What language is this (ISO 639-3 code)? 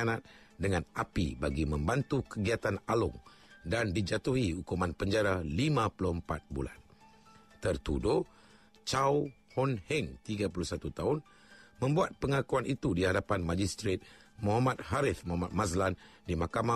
msa